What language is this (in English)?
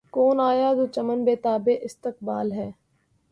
Urdu